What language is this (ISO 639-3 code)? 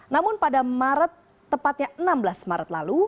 ind